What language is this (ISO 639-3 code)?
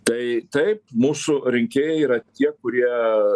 lit